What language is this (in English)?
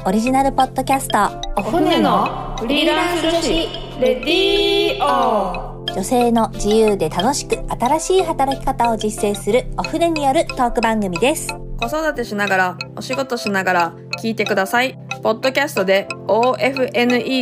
Japanese